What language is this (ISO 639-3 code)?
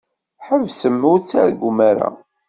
kab